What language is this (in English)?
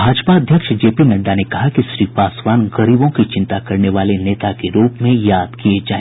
Hindi